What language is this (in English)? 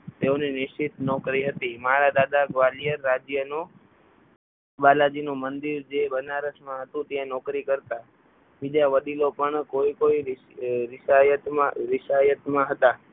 Gujarati